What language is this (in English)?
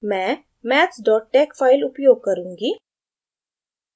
Hindi